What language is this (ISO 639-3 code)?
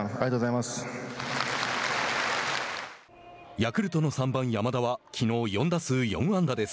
jpn